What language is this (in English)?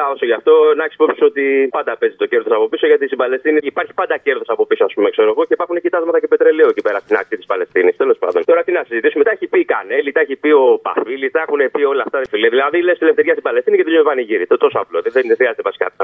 Greek